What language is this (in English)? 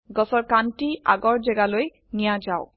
Assamese